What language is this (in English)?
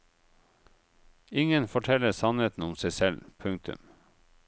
Norwegian